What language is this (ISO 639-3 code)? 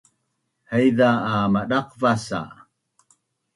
bnn